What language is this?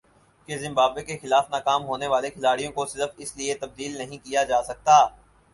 Urdu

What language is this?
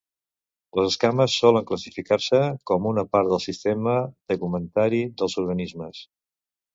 Catalan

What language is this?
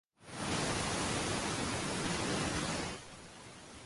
Uzbek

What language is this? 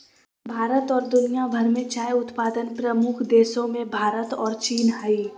Magahi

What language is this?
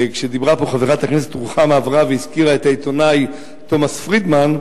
Hebrew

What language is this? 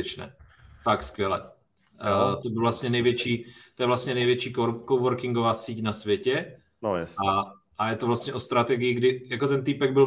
Czech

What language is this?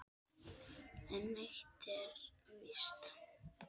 Icelandic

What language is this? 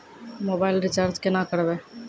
Maithili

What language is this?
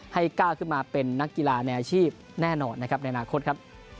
Thai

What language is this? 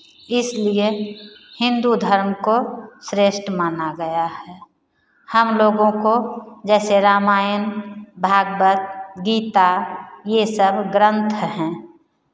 Hindi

